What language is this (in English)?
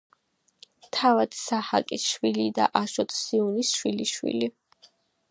Georgian